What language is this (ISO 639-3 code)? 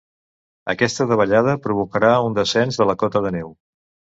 cat